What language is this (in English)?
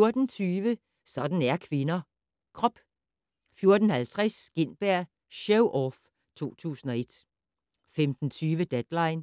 Danish